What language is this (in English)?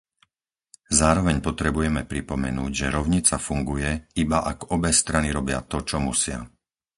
Slovak